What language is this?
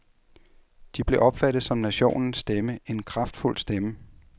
Danish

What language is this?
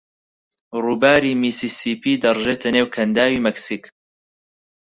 Central Kurdish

